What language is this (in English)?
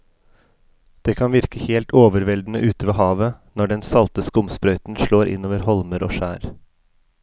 Norwegian